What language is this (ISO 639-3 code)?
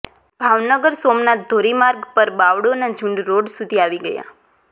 guj